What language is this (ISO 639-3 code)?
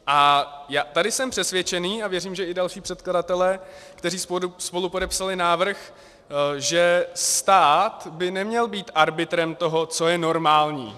ces